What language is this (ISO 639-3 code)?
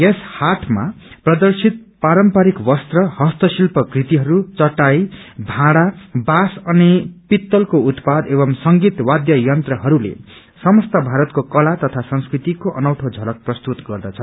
nep